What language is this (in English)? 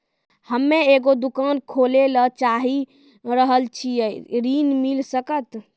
Maithili